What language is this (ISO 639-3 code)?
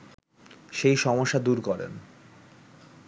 ben